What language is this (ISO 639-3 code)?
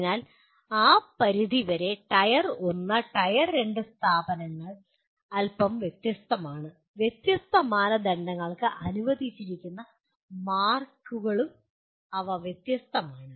mal